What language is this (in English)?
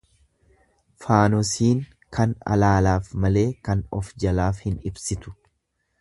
Oromo